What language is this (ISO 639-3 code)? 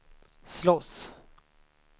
swe